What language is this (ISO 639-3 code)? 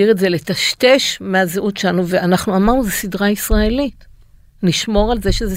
heb